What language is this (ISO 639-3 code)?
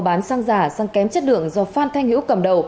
vie